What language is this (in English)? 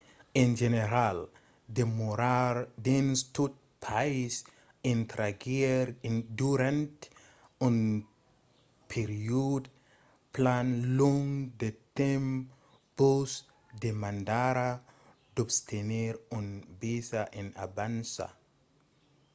Occitan